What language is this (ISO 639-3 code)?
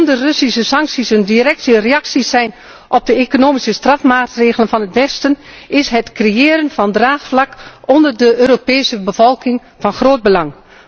nld